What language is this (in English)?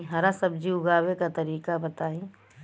Bhojpuri